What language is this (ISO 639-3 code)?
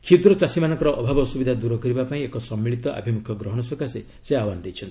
ori